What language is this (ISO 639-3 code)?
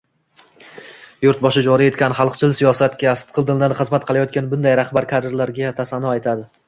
uzb